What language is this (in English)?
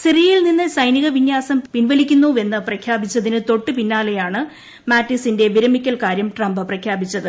Malayalam